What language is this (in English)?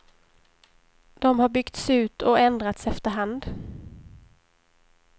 Swedish